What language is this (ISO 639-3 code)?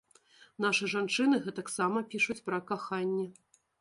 bel